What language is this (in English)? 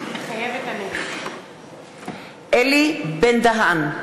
Hebrew